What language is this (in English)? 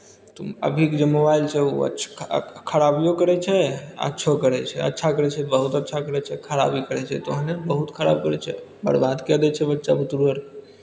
Maithili